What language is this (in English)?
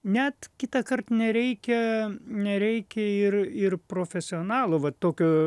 Lithuanian